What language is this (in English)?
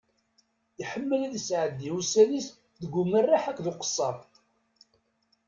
Kabyle